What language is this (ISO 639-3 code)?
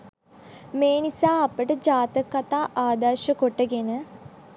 sin